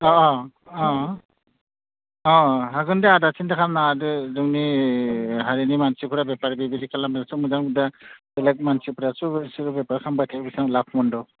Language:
Bodo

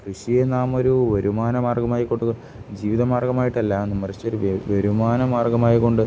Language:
Malayalam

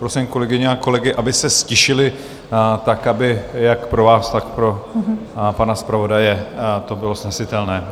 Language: Czech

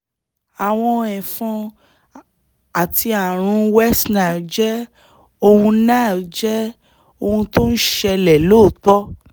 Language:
Yoruba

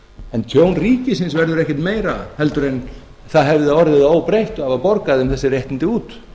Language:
Icelandic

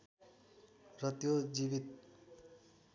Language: Nepali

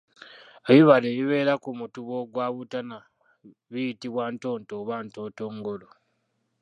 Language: Ganda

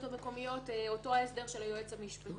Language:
Hebrew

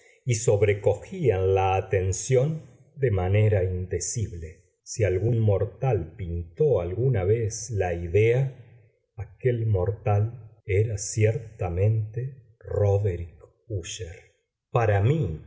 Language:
Spanish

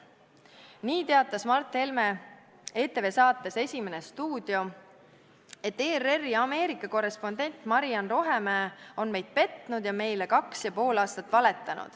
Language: Estonian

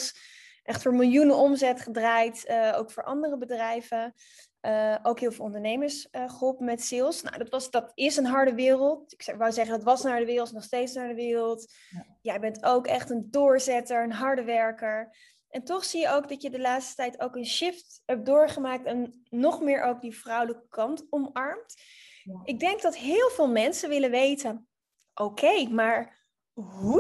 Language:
Dutch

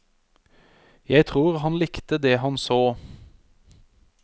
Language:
Norwegian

